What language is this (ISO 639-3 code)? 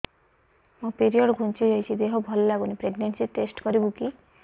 ori